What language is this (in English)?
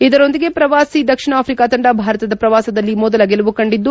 Kannada